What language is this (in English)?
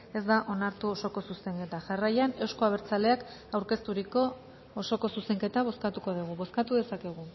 Basque